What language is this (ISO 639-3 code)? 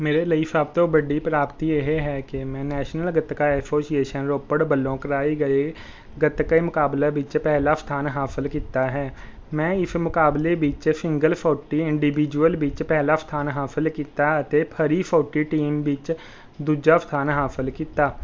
pan